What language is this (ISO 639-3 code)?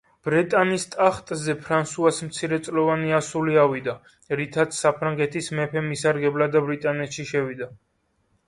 kat